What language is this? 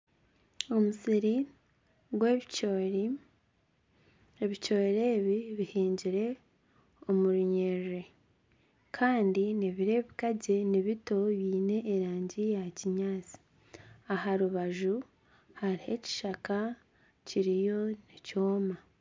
Nyankole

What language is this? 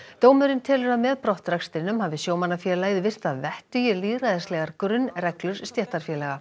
Icelandic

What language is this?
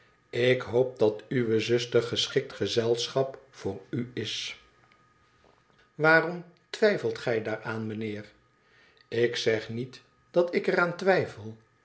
Dutch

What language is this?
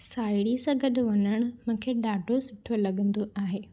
Sindhi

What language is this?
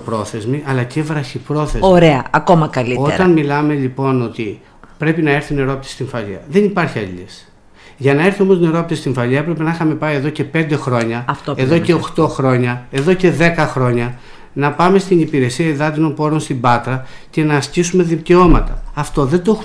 Greek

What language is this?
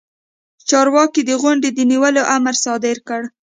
Pashto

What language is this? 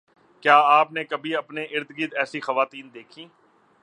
Urdu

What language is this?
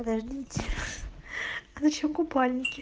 Russian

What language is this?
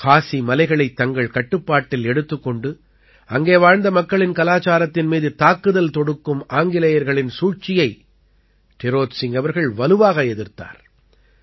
Tamil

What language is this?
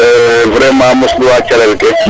Serer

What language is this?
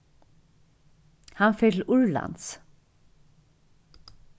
Faroese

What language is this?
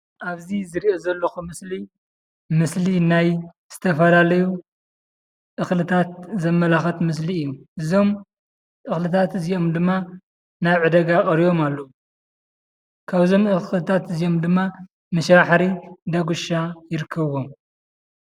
Tigrinya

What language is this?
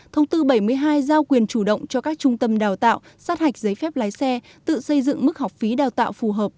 Vietnamese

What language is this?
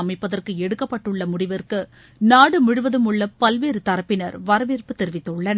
Tamil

